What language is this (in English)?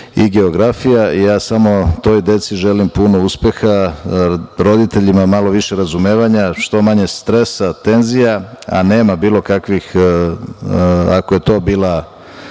Serbian